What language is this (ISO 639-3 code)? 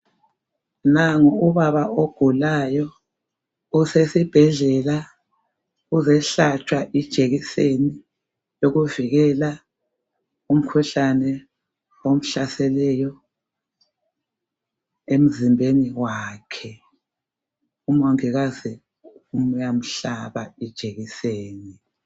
nde